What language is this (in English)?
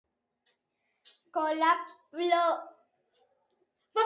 Basque